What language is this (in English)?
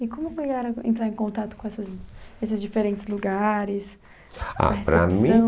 Portuguese